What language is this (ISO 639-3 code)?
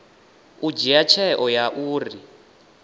ven